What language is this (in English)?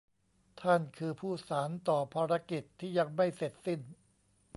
Thai